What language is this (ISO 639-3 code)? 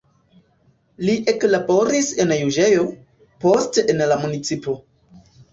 epo